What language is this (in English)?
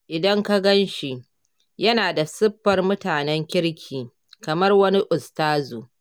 Hausa